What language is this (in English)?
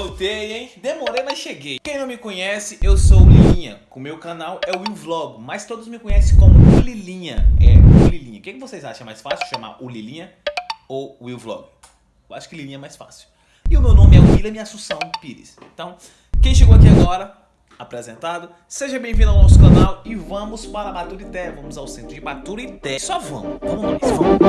Portuguese